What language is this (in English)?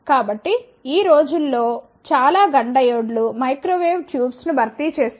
Telugu